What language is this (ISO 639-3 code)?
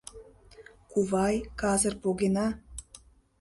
chm